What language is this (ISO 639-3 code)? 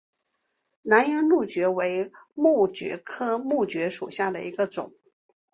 zho